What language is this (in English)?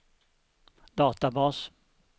Swedish